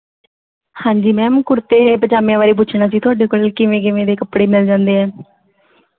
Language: Punjabi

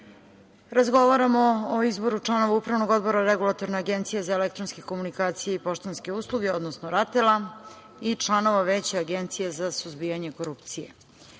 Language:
Serbian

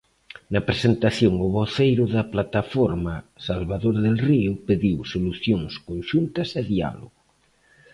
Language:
Galician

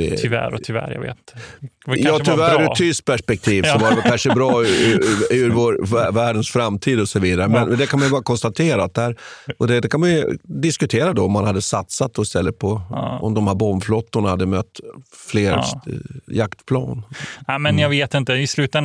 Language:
Swedish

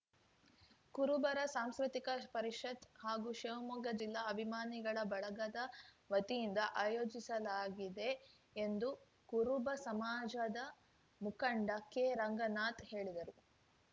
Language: Kannada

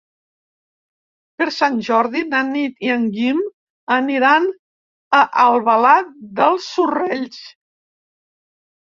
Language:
Catalan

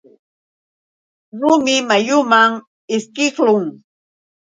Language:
Yauyos Quechua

